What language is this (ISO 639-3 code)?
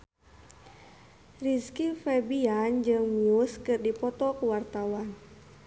sun